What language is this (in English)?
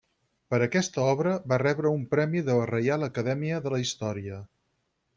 Catalan